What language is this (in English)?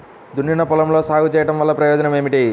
Telugu